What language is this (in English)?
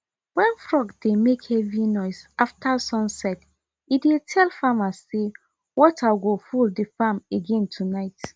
Nigerian Pidgin